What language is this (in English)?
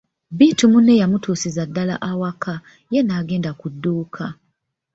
Ganda